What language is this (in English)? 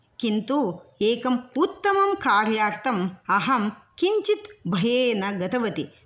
Sanskrit